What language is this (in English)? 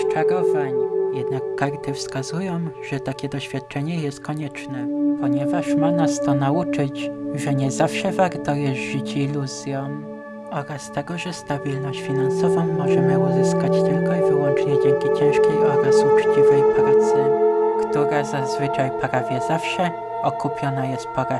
Polish